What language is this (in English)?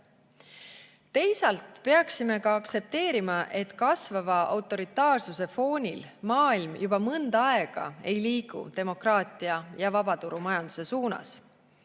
Estonian